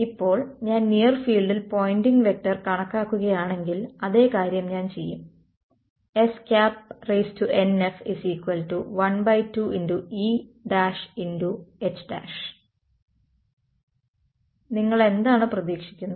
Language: Malayalam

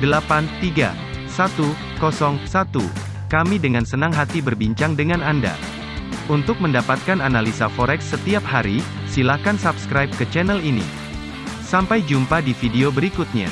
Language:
Indonesian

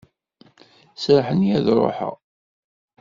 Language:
Kabyle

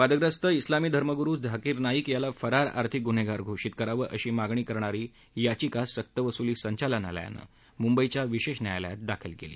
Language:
Marathi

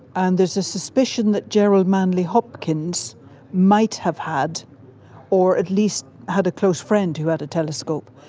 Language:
English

